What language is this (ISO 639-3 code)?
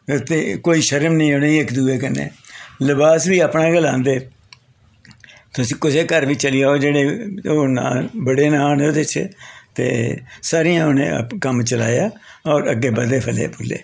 doi